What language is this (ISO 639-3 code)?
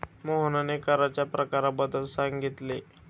mar